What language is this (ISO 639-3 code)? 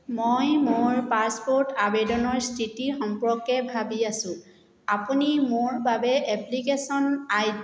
asm